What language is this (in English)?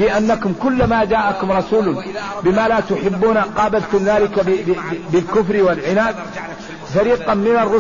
Arabic